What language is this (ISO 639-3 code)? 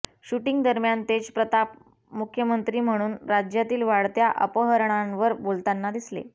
mar